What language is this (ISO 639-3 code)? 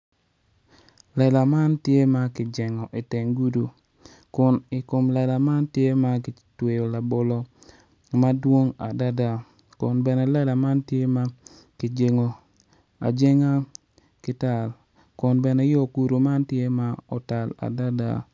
ach